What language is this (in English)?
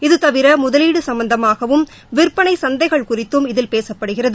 Tamil